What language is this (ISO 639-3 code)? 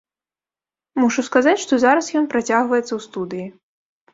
bel